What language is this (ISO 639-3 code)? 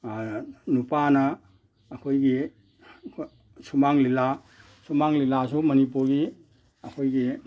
mni